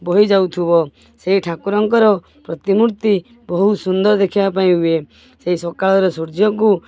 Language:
Odia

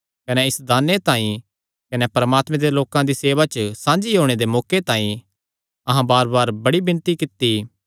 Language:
Kangri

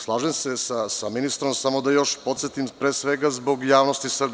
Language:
Serbian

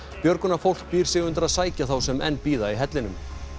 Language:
Icelandic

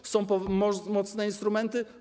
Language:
Polish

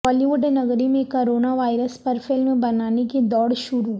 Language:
Urdu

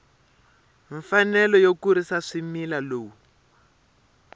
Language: Tsonga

